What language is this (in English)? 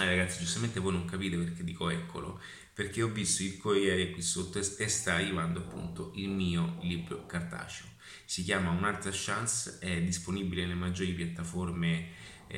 Italian